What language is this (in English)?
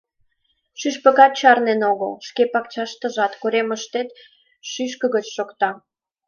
Mari